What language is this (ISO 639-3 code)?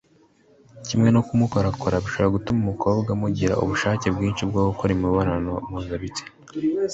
kin